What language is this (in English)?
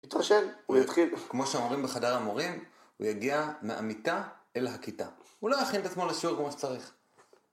Hebrew